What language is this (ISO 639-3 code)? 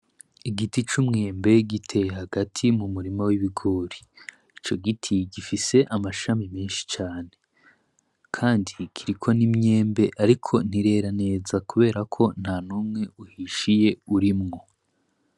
run